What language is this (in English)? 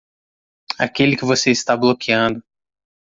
Portuguese